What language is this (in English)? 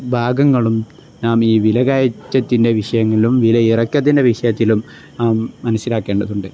Malayalam